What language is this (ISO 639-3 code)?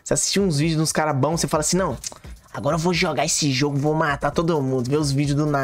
por